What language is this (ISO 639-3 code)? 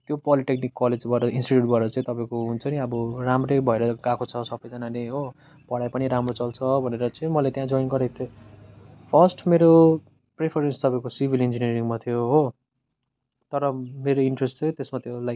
nep